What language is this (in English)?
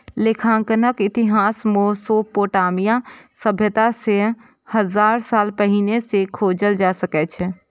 Maithili